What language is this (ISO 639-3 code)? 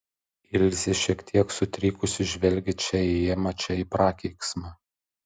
lit